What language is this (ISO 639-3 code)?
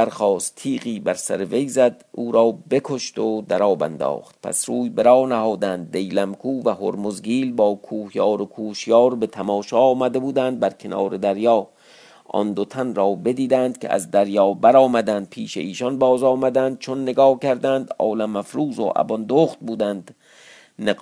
fas